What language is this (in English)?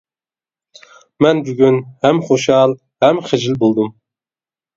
Uyghur